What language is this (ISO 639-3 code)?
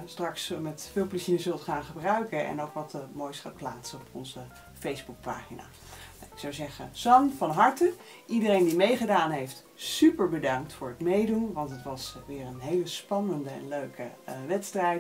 nld